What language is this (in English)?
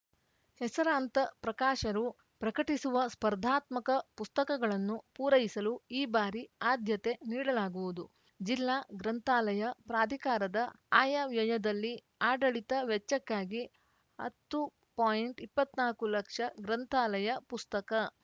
Kannada